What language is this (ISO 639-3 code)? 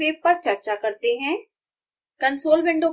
hin